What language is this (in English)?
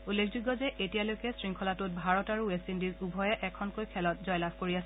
Assamese